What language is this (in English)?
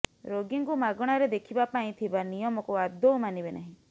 Odia